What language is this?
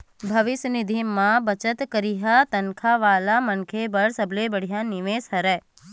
Chhattisgarhi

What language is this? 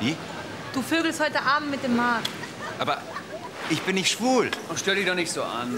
German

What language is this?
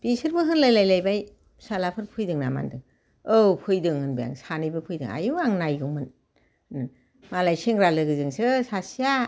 Bodo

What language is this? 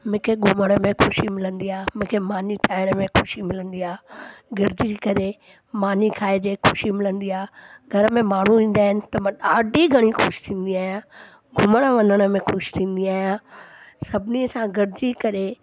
Sindhi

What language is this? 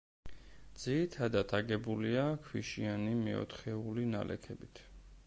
Georgian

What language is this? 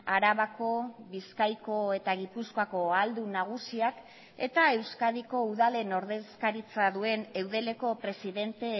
Basque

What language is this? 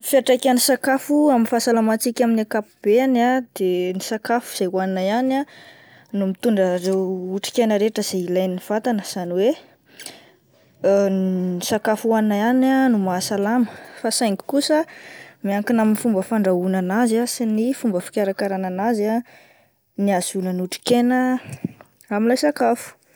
Malagasy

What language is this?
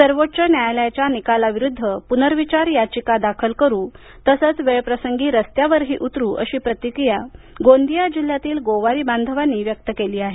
Marathi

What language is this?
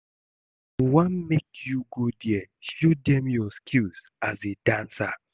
Nigerian Pidgin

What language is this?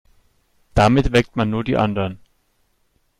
German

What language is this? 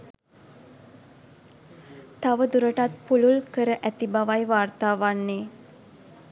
Sinhala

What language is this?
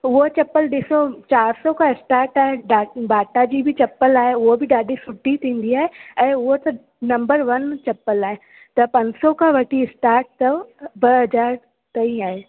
Sindhi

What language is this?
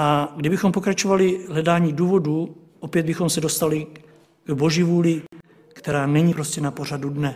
Czech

